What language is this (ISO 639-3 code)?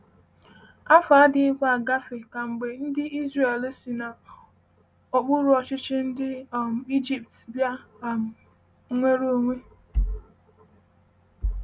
ibo